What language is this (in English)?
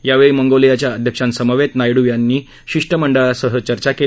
Marathi